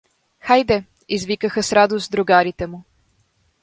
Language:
Bulgarian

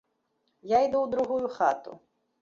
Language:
Belarusian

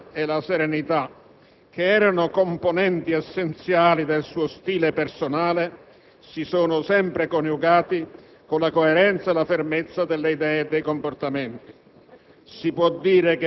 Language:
Italian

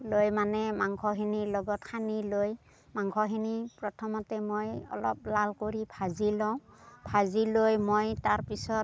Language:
Assamese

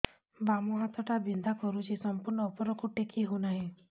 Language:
Odia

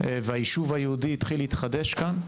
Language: Hebrew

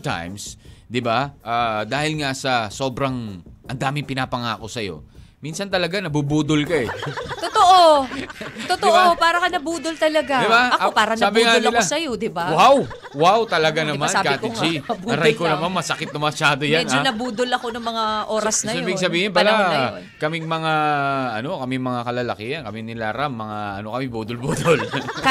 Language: Filipino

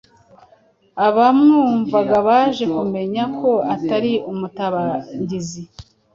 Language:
Kinyarwanda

